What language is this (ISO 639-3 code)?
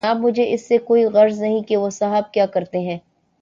urd